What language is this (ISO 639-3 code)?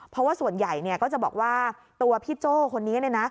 tha